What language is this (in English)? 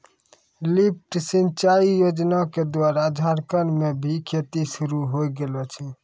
Maithili